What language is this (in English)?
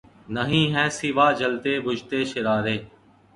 Urdu